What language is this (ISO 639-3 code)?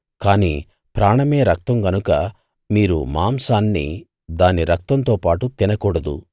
tel